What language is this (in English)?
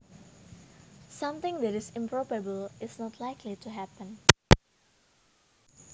Javanese